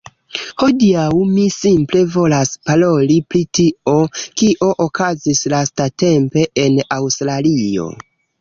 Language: Esperanto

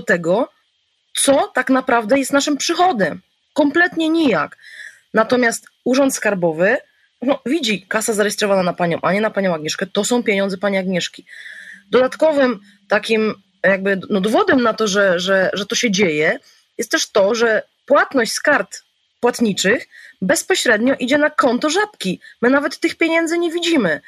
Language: Polish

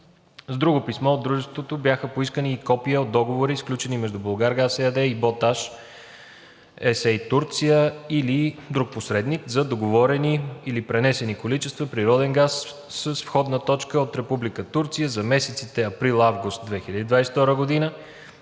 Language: Bulgarian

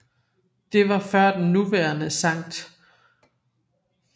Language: Danish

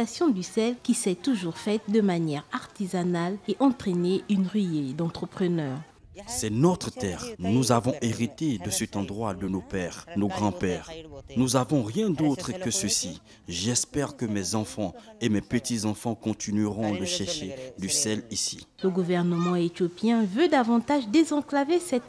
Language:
French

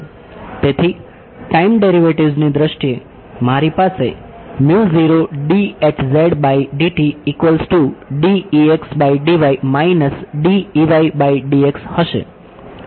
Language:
Gujarati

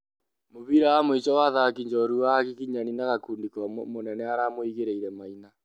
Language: Kikuyu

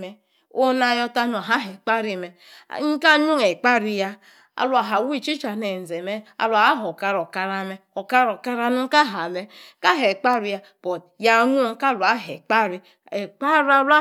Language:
Yace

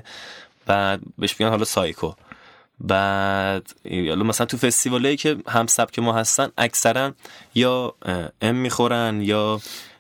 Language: Persian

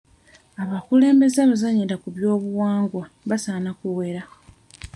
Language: Ganda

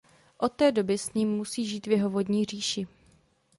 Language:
Czech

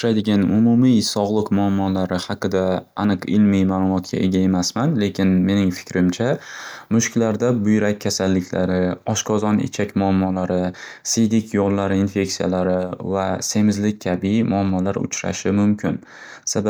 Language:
Uzbek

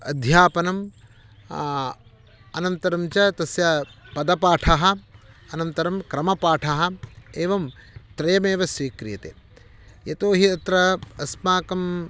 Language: Sanskrit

